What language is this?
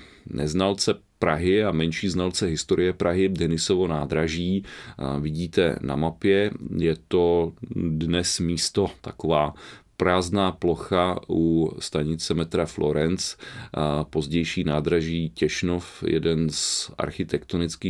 Czech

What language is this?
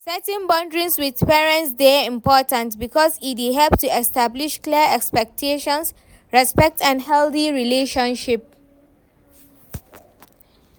Nigerian Pidgin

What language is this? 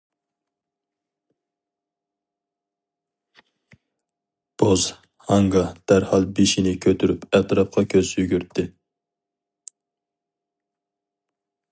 Uyghur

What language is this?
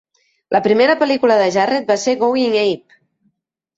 Catalan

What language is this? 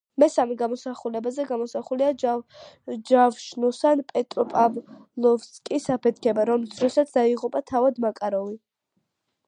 Georgian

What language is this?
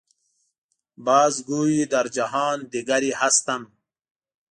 Pashto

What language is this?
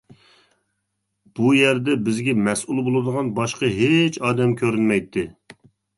Uyghur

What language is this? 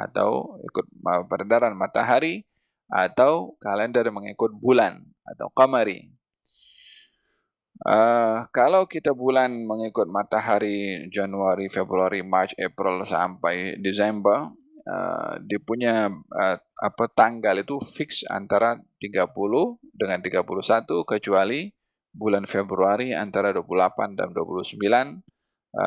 Malay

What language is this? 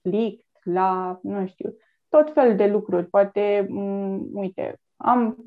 Romanian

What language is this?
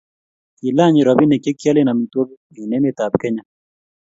Kalenjin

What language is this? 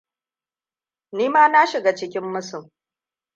Hausa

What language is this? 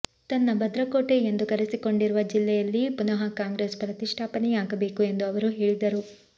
Kannada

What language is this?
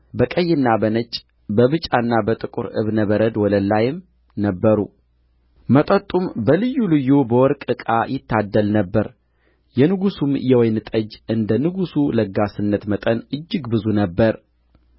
Amharic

